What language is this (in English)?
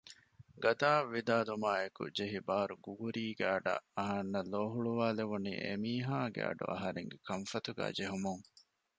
Divehi